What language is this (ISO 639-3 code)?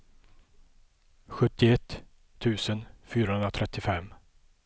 swe